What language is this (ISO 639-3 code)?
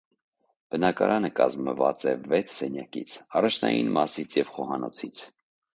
hye